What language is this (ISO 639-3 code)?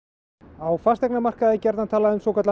isl